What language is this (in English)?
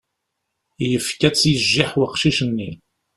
Kabyle